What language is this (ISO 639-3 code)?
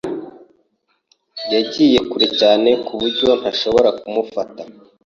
kin